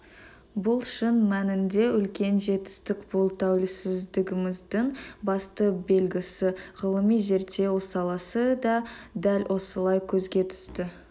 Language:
Kazakh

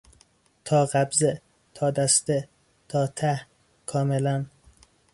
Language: Persian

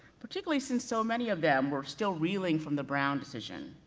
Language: English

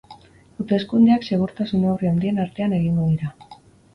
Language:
Basque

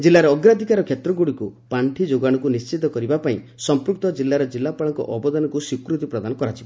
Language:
Odia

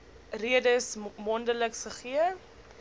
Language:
Afrikaans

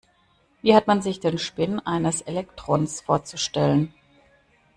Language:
German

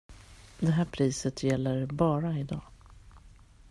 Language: Swedish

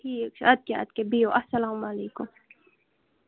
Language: Kashmiri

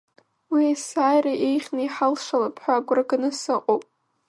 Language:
Abkhazian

